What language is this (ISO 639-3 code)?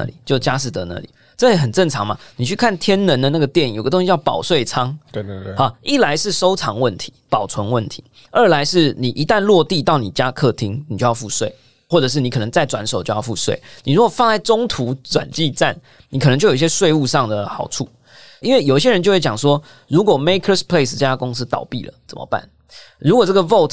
zho